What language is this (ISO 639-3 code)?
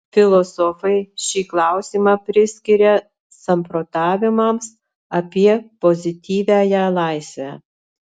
lit